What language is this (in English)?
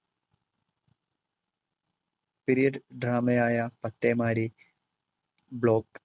Malayalam